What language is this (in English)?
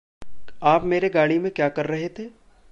Hindi